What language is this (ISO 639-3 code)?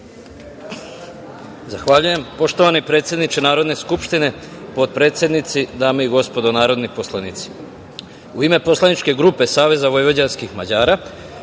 srp